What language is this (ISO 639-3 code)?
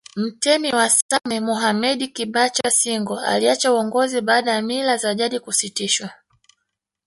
swa